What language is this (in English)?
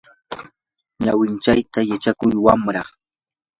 Yanahuanca Pasco Quechua